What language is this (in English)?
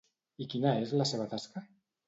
Catalan